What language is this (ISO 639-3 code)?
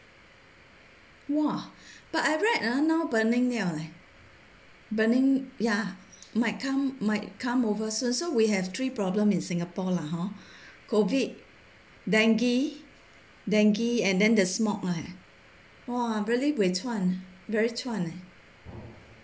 eng